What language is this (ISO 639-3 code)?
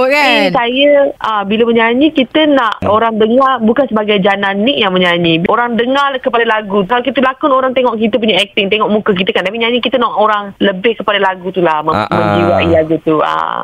msa